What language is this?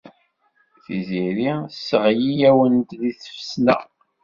Kabyle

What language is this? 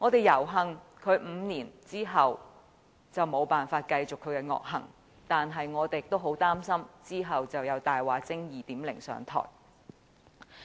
Cantonese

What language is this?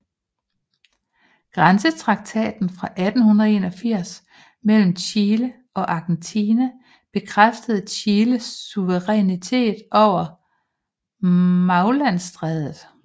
Danish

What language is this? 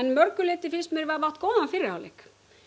Icelandic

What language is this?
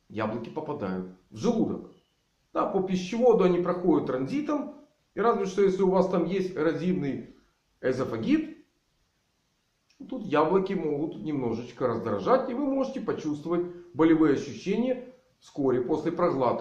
Russian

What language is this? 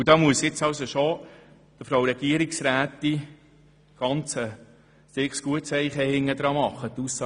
Swiss German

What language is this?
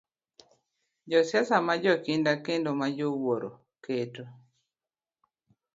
Luo (Kenya and Tanzania)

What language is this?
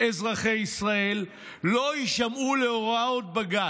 Hebrew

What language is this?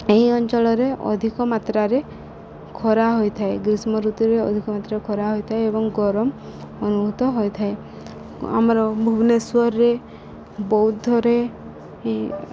Odia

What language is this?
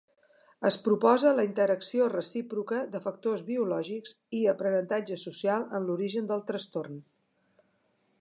Catalan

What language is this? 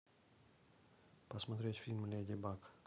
Russian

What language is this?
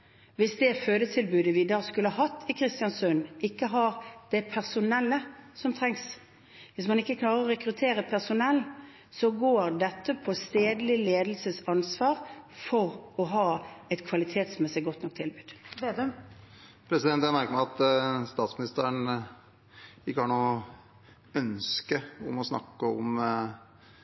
Norwegian Bokmål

